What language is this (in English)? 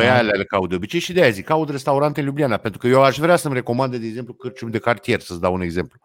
Romanian